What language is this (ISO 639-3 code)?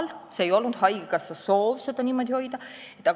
est